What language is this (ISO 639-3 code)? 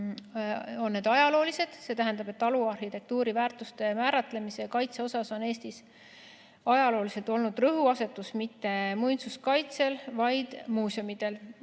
est